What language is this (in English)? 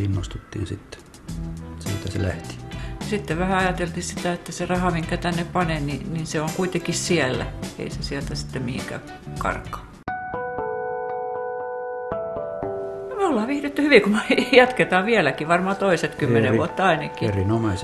Finnish